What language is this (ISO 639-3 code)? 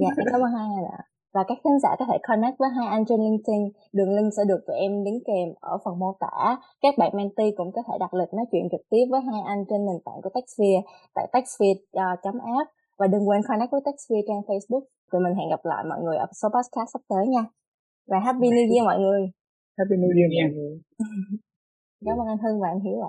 vie